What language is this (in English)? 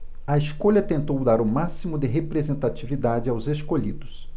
Portuguese